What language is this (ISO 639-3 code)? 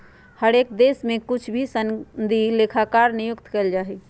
mag